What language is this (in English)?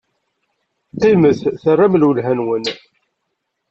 Kabyle